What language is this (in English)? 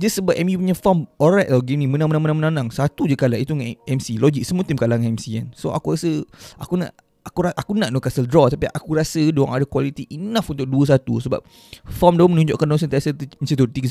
Malay